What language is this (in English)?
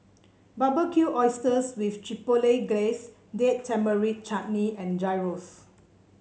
English